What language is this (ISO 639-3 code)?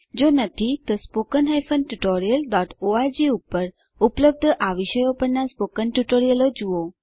guj